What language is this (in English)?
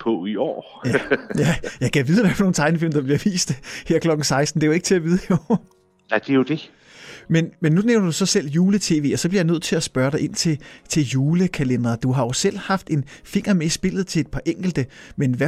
Danish